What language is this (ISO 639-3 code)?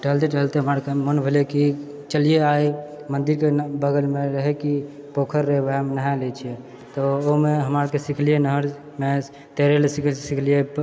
mai